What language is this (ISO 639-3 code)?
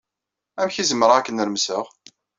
kab